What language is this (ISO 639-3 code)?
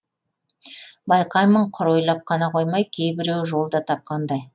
kaz